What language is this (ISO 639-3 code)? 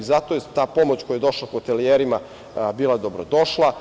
srp